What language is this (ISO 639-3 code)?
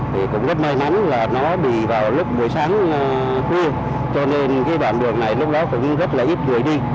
vie